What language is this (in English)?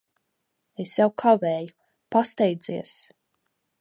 Latvian